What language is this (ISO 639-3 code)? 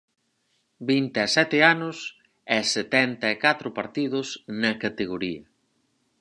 glg